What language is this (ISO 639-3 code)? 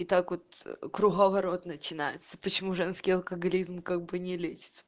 rus